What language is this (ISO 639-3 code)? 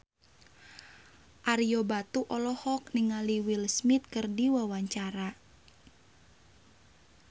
sun